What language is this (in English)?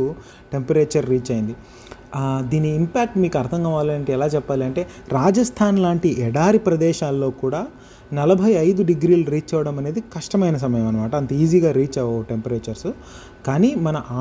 Telugu